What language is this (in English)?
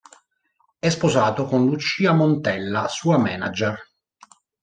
Italian